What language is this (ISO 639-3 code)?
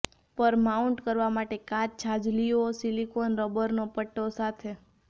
guj